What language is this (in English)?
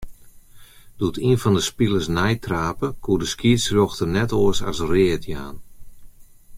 Western Frisian